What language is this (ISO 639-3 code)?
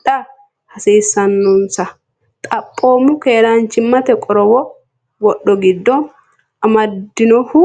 sid